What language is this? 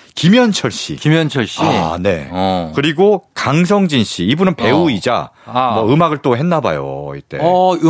Korean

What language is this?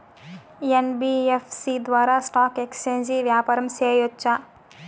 Telugu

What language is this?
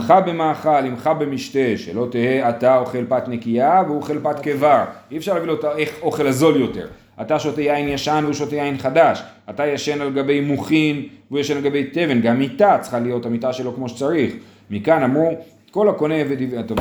Hebrew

